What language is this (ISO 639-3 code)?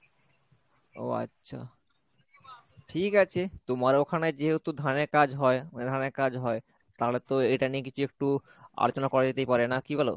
ben